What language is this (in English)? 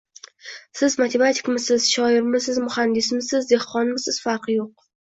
Uzbek